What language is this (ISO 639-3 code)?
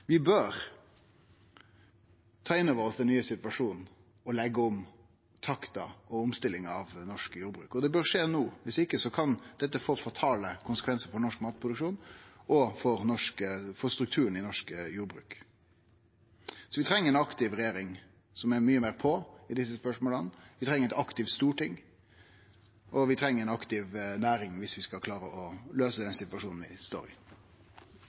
nno